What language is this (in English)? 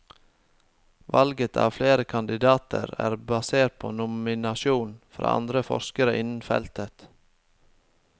Norwegian